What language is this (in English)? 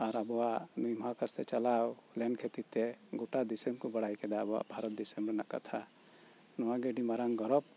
Santali